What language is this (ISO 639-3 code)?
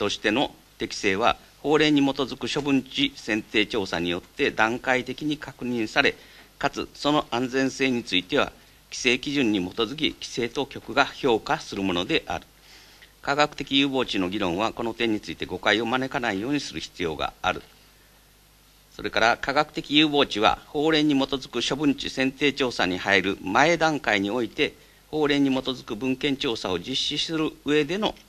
jpn